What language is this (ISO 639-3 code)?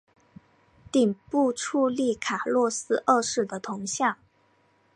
zho